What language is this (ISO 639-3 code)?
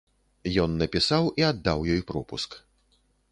bel